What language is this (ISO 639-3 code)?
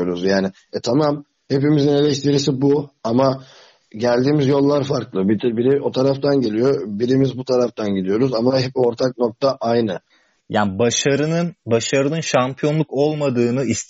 tur